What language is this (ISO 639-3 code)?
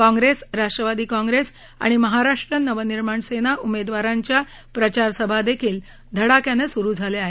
mar